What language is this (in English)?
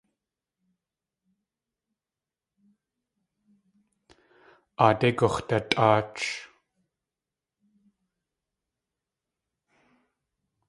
Tlingit